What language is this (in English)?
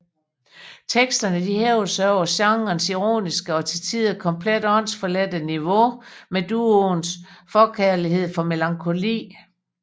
Danish